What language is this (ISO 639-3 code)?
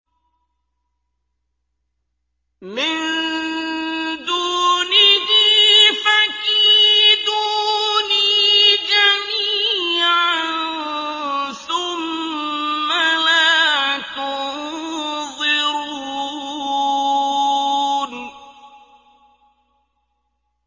ara